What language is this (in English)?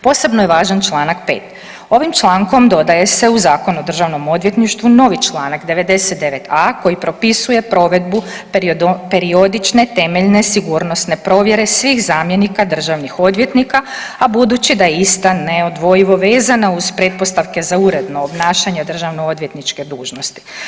Croatian